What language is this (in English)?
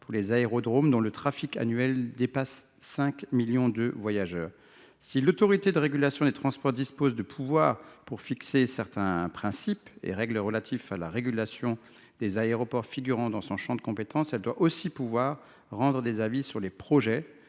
French